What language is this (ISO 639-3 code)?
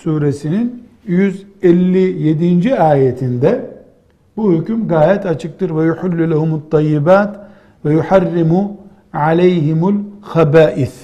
tur